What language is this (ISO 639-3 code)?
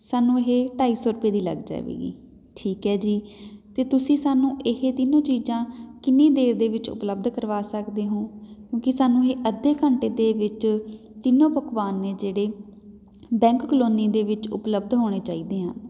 pan